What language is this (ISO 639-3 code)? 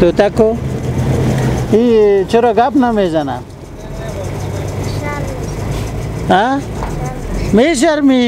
fas